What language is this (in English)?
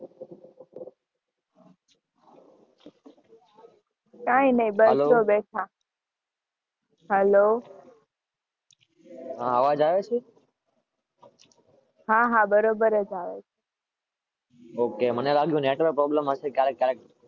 Gujarati